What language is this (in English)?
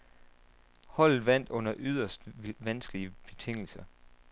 Danish